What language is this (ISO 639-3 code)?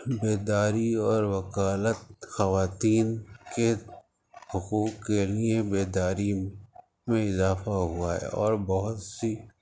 urd